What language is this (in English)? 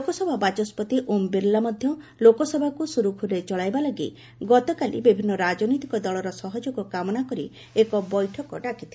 Odia